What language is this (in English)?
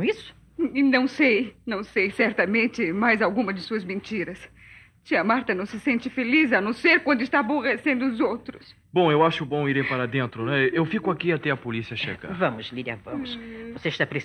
Portuguese